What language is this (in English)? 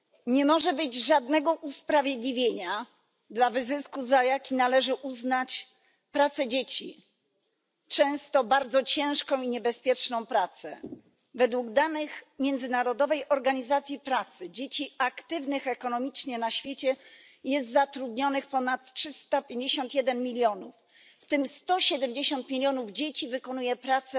Polish